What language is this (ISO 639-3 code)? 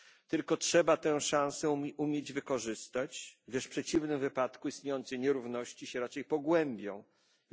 pol